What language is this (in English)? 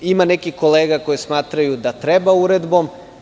Serbian